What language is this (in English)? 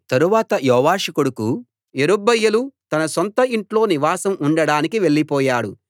Telugu